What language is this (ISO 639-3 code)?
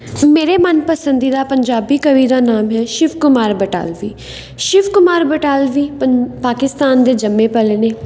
pan